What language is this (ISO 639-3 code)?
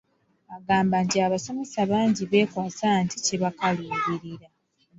lug